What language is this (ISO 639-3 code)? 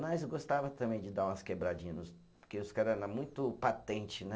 por